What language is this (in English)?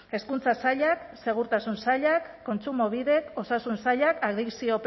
Basque